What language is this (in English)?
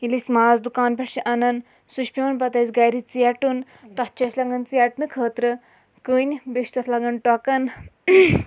Kashmiri